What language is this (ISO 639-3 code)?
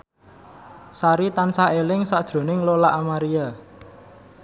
jav